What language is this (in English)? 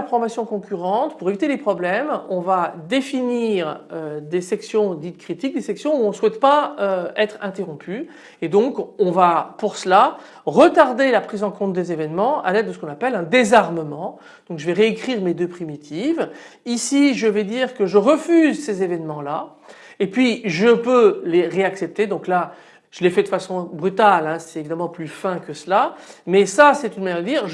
French